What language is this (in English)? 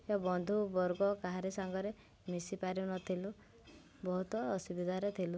Odia